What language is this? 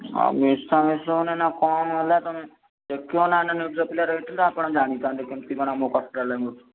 Odia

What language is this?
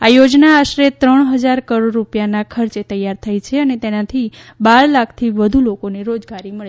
Gujarati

